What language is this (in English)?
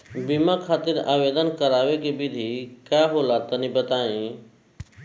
Bhojpuri